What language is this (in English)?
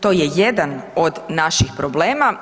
Croatian